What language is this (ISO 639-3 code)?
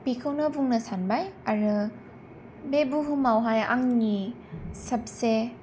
brx